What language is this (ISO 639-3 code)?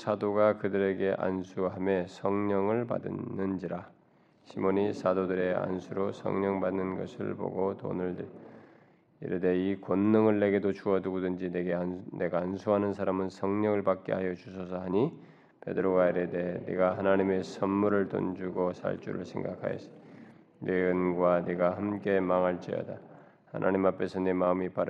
kor